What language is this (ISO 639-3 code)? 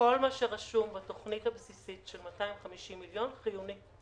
heb